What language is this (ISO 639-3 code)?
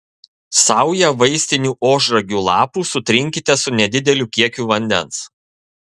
lit